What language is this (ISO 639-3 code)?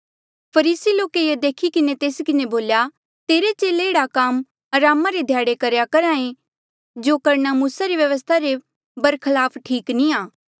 mjl